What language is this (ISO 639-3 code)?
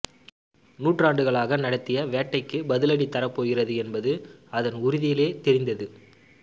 tam